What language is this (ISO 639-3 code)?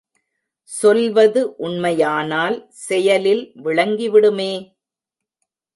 tam